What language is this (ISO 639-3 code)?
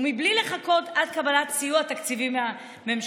heb